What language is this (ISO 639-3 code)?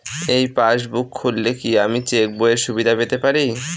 ben